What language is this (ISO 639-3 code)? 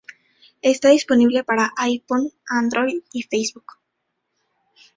spa